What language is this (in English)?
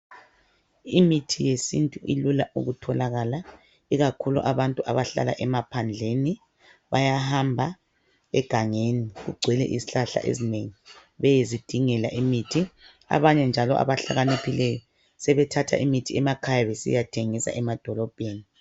North Ndebele